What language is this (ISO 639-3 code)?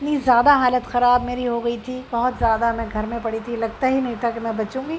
urd